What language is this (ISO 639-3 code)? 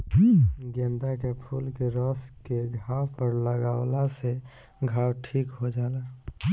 bho